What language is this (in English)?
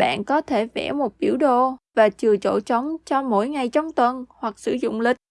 Vietnamese